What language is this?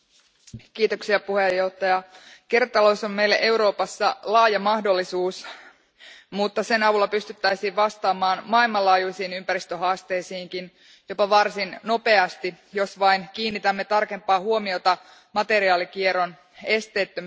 Finnish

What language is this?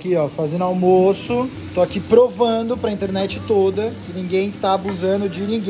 Portuguese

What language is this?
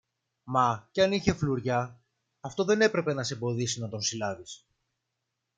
Greek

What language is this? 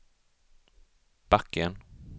Swedish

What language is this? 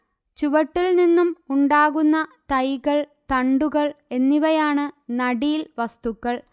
Malayalam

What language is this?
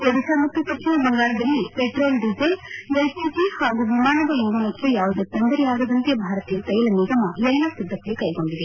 Kannada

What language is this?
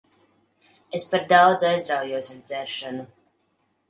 Latvian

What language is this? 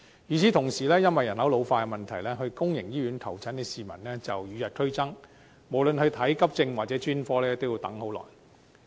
Cantonese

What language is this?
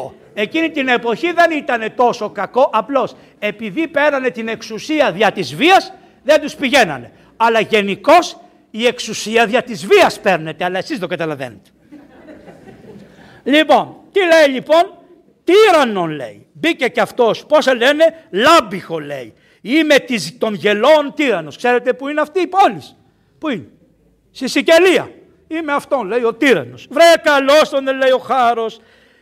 Greek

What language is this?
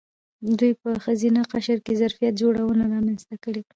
Pashto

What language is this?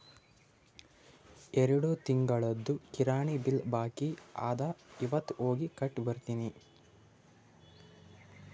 Kannada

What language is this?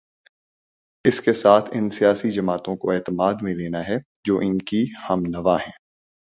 Urdu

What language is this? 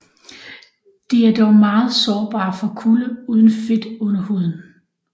Danish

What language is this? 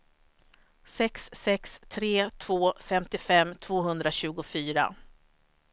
Swedish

